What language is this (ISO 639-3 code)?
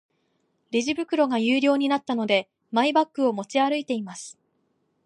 jpn